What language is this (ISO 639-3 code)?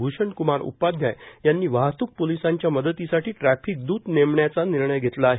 mar